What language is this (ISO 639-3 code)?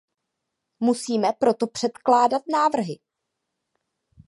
ces